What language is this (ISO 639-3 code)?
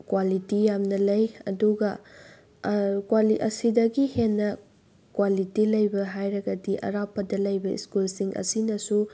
mni